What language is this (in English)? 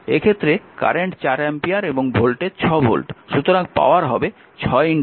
Bangla